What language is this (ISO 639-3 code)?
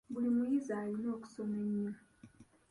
lug